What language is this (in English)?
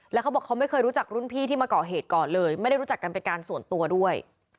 Thai